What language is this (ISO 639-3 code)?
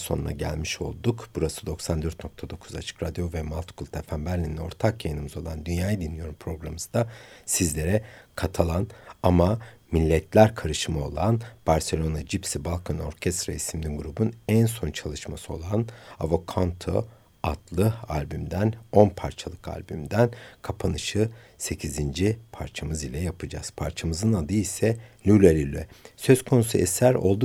tur